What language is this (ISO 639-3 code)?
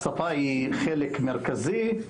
heb